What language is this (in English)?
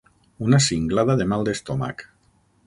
Catalan